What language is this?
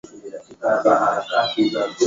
Swahili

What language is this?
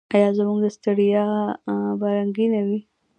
Pashto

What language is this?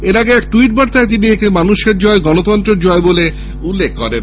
Bangla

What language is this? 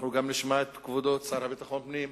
Hebrew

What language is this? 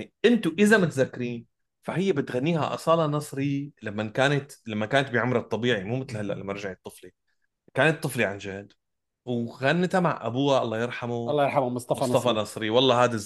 Arabic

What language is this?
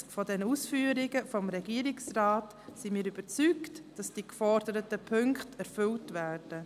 Swiss German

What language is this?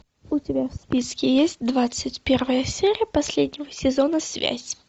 Russian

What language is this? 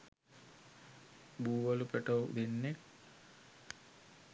Sinhala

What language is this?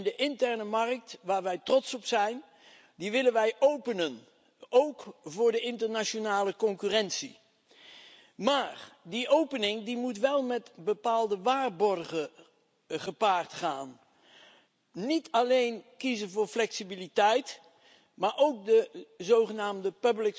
Dutch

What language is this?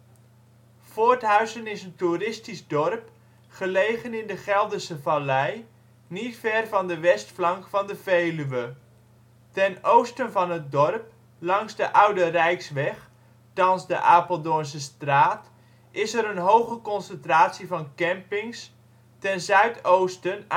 Dutch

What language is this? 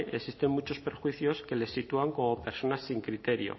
Spanish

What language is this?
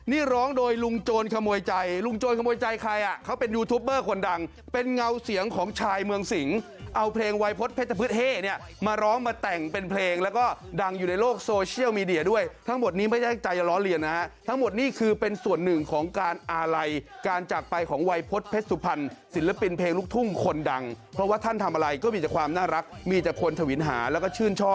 Thai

